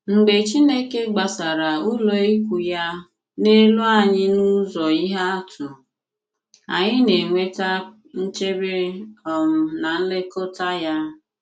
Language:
Igbo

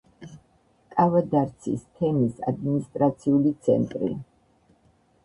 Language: Georgian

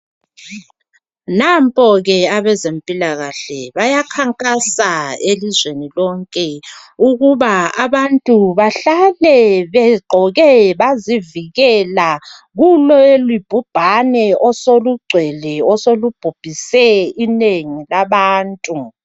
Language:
North Ndebele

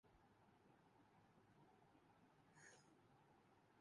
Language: Urdu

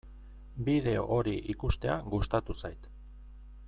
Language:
Basque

